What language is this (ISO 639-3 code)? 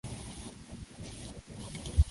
swa